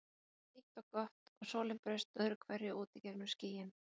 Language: Icelandic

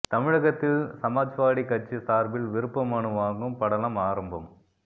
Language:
Tamil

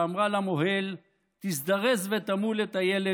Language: Hebrew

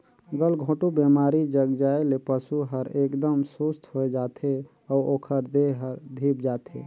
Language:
Chhattisgarhi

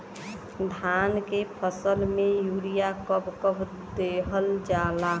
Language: Bhojpuri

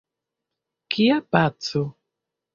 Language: Esperanto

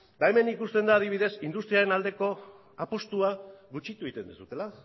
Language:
Basque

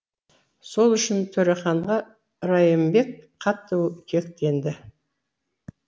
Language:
Kazakh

